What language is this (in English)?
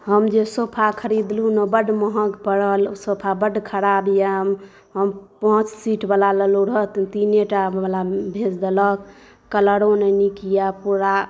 Maithili